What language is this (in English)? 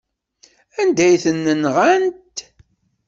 Kabyle